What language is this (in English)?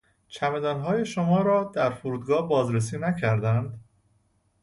Persian